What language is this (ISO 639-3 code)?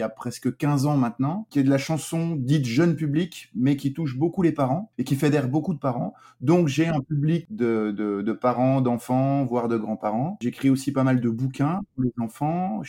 fra